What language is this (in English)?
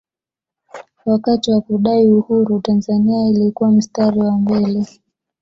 Swahili